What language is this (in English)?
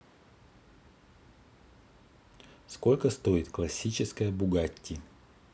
Russian